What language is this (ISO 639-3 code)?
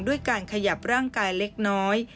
tha